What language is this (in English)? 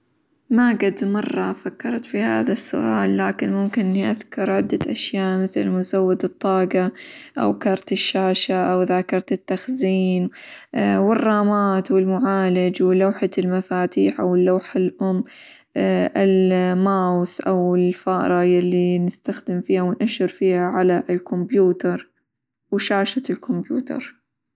Hijazi Arabic